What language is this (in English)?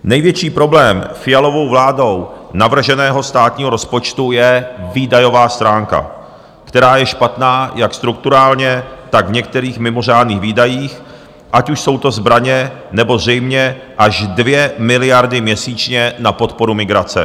Czech